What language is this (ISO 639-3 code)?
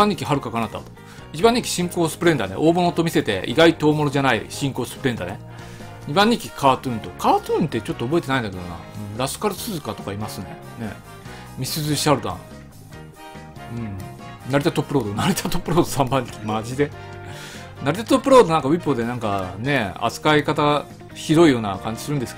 jpn